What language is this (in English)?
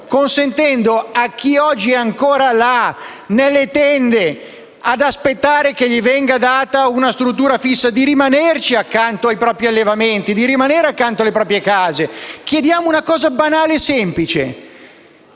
Italian